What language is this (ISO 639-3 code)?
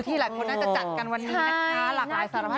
tha